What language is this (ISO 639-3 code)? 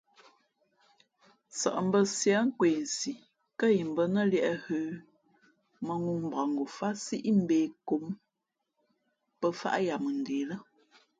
fmp